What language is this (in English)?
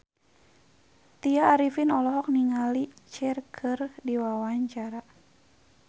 Sundanese